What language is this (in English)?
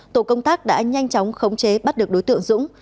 Vietnamese